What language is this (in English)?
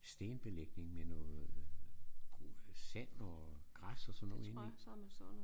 Danish